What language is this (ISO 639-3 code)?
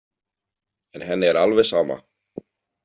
isl